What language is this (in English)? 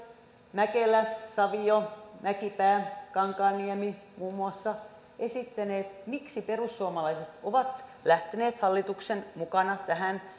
Finnish